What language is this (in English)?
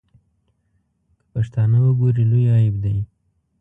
Pashto